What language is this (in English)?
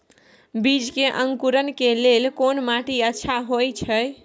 Maithili